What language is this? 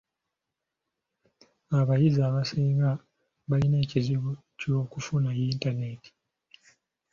Ganda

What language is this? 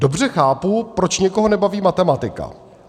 Czech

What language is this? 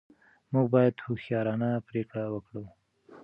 Pashto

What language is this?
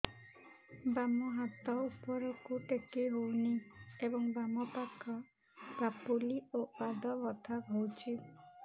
Odia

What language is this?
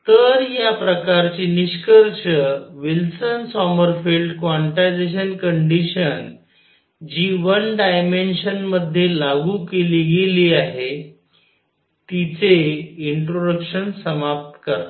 Marathi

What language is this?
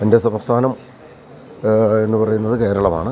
Malayalam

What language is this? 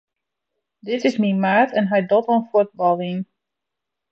Western Frisian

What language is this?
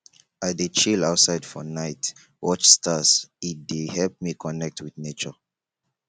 Nigerian Pidgin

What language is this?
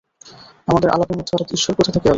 Bangla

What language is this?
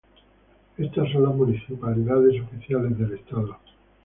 Spanish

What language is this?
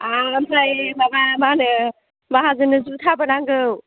Bodo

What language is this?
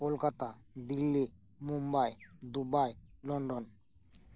Santali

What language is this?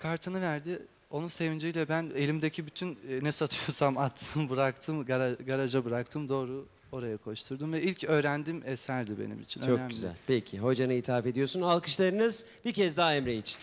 Turkish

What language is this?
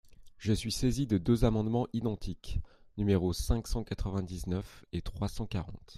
French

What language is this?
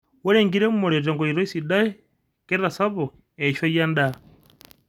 Masai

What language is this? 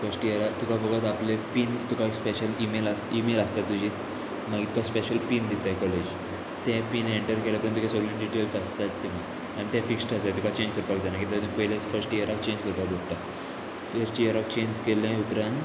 Konkani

